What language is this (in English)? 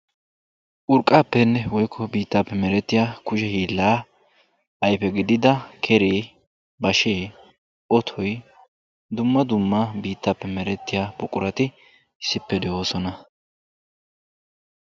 Wolaytta